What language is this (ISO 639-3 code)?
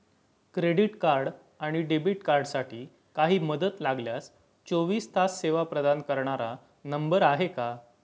mar